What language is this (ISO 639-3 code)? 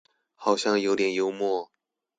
zho